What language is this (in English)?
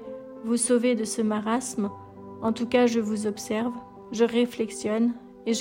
French